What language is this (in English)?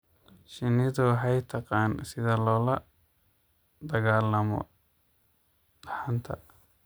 Somali